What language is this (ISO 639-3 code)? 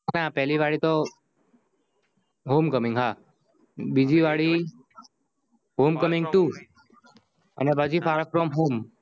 guj